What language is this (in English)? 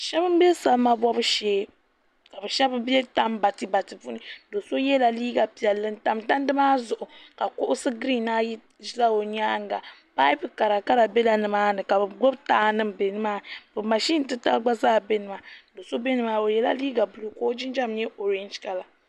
Dagbani